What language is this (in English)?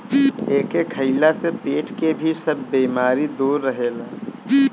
Bhojpuri